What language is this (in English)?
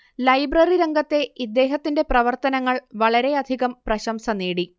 Malayalam